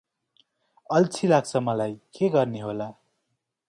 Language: Nepali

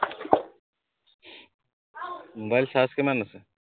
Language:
Assamese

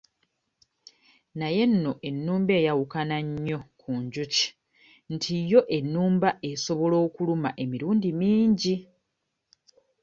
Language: Ganda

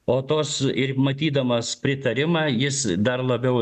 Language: Lithuanian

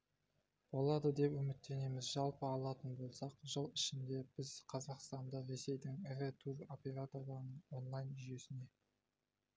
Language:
Kazakh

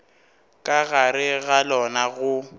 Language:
Northern Sotho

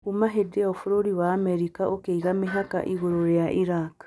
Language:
Kikuyu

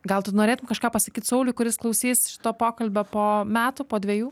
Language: Lithuanian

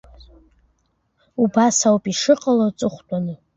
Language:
Abkhazian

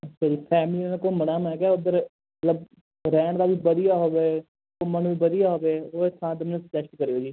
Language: Punjabi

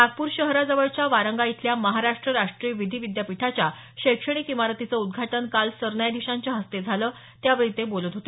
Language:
Marathi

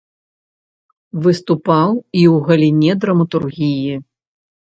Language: Belarusian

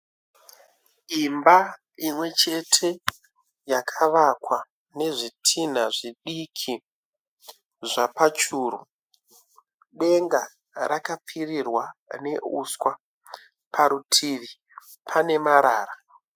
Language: Shona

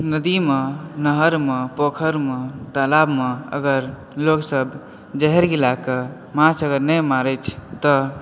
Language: Maithili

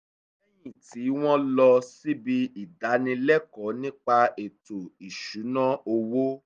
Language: Yoruba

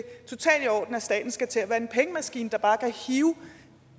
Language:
Danish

